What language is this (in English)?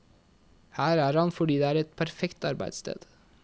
Norwegian